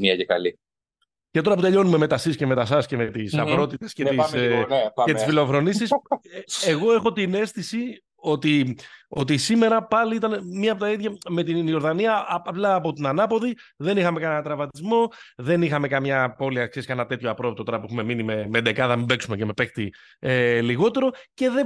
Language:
Greek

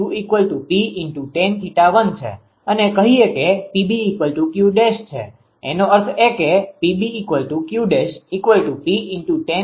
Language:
Gujarati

